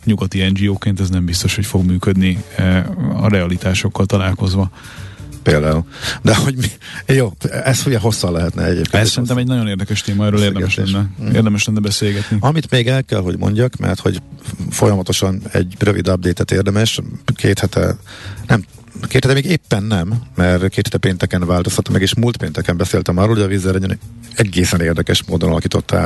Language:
Hungarian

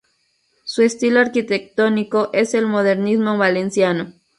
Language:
Spanish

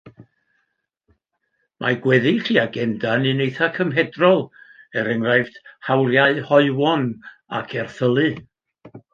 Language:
Welsh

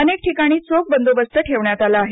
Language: Marathi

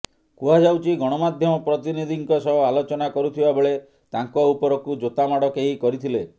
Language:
Odia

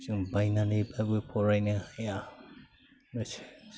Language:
Bodo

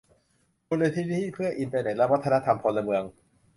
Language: Thai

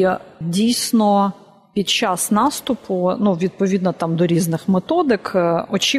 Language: Ukrainian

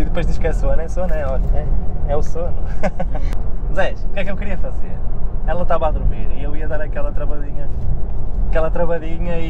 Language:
Portuguese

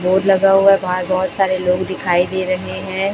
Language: Hindi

